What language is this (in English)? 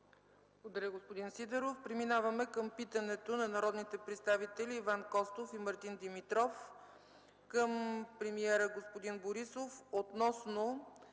Bulgarian